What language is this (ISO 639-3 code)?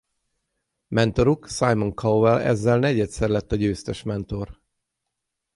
hun